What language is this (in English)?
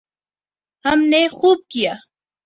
Urdu